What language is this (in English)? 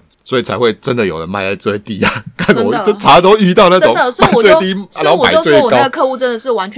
Chinese